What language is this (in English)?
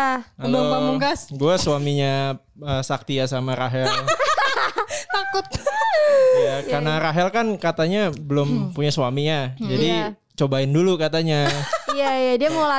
Indonesian